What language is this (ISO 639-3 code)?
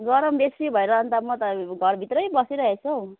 nep